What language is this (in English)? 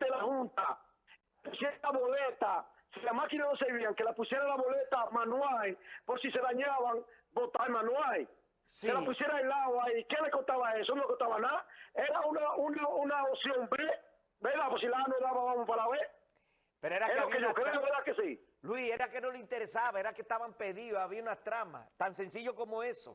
Spanish